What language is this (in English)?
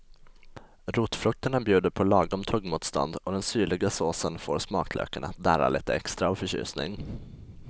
Swedish